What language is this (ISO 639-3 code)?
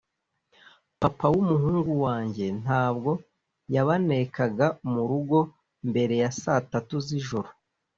kin